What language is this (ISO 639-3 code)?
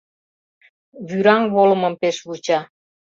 chm